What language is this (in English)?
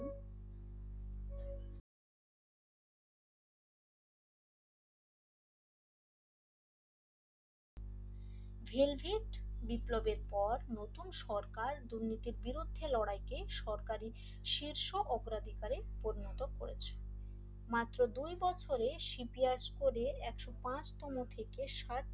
Bangla